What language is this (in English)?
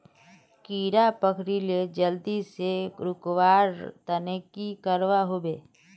Magahi